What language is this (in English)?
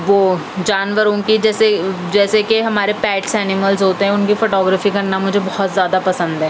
Urdu